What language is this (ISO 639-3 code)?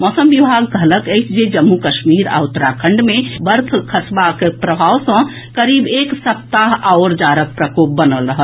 mai